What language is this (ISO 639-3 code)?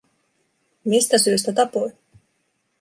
fin